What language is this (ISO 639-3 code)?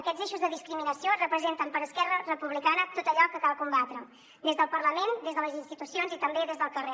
cat